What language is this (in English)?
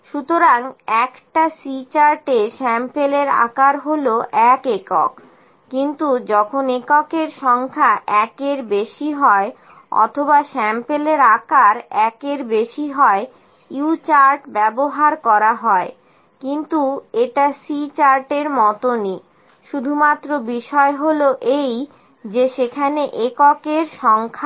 Bangla